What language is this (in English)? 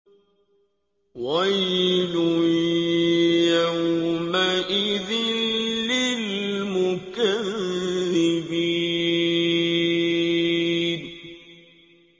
Arabic